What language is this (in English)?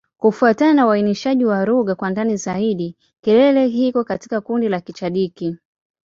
Swahili